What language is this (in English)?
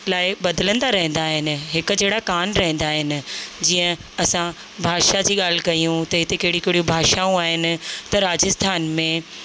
Sindhi